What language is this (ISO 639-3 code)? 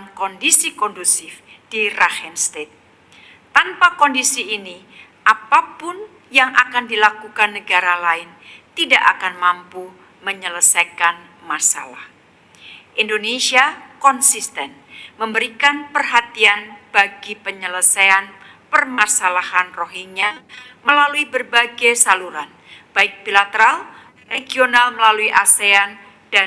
ind